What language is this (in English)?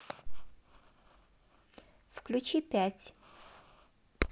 Russian